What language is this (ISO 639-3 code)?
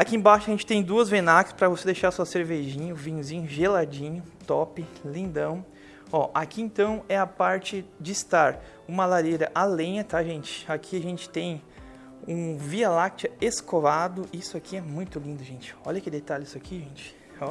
por